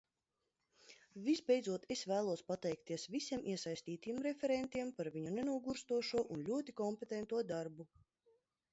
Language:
Latvian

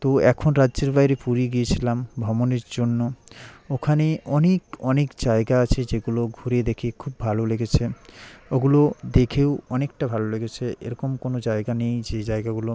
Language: Bangla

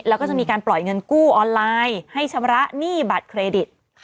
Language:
Thai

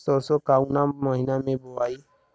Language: Bhojpuri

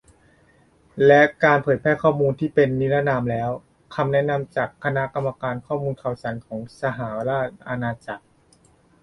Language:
Thai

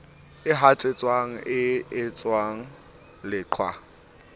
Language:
Southern Sotho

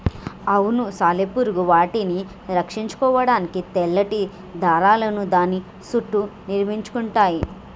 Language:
Telugu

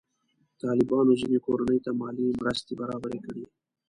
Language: Pashto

